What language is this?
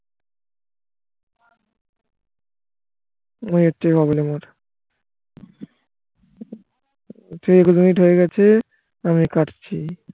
Bangla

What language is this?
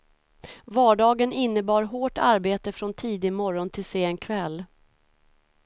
Swedish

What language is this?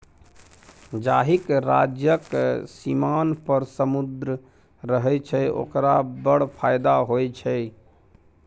Maithili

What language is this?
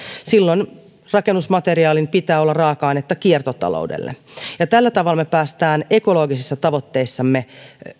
Finnish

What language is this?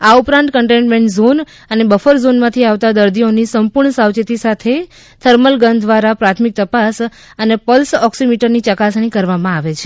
Gujarati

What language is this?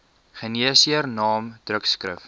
Afrikaans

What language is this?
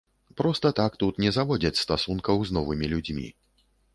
Belarusian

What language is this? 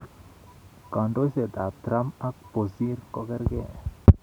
Kalenjin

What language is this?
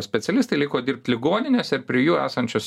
Lithuanian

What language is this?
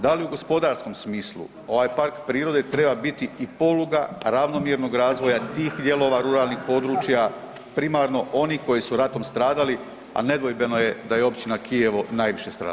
Croatian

